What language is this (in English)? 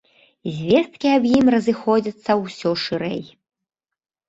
Belarusian